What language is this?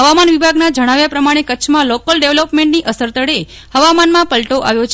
Gujarati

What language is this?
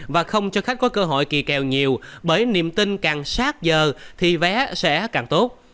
Vietnamese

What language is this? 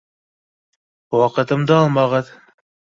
Bashkir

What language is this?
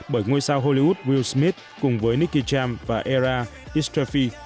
Vietnamese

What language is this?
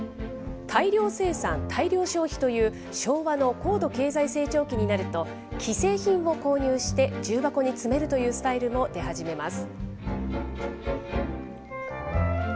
Japanese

